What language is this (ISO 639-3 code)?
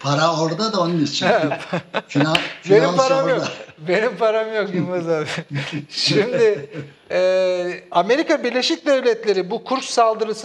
tur